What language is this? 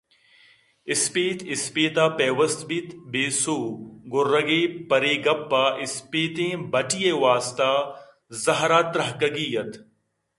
Eastern Balochi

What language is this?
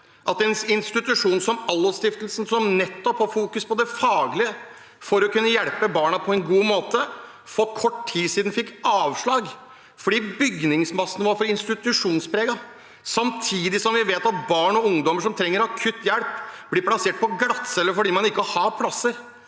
Norwegian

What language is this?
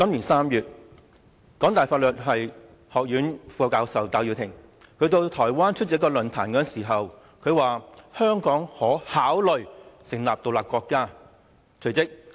Cantonese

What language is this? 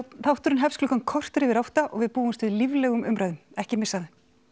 Icelandic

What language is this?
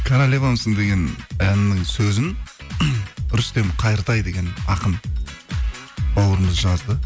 Kazakh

